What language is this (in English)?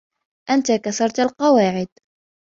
Arabic